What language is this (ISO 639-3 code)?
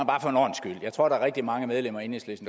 dan